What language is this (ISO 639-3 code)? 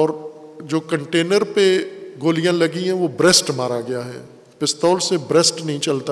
urd